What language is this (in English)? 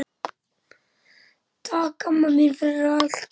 Icelandic